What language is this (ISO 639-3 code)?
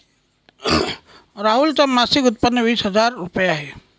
mar